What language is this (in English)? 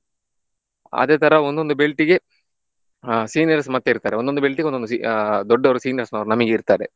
Kannada